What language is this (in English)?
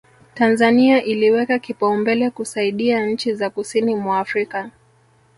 Swahili